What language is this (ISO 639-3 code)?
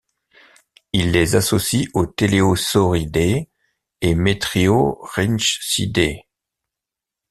fra